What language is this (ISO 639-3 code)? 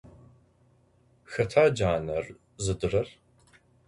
ady